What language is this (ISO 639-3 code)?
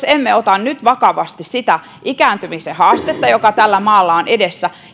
fin